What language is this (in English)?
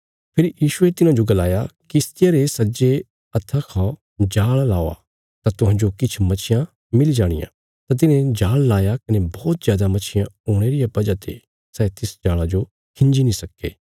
Bilaspuri